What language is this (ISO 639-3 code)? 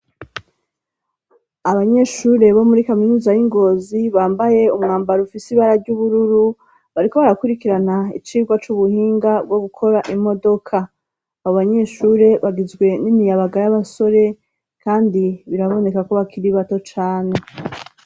run